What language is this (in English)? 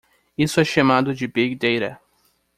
Portuguese